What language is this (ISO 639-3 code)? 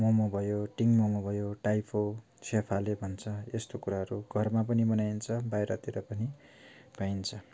nep